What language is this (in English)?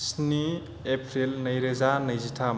Bodo